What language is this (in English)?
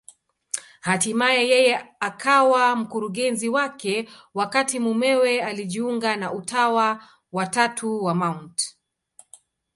Swahili